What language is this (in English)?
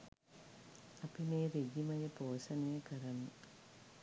Sinhala